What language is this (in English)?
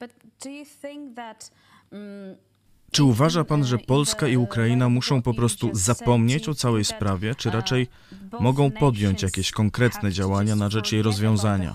Polish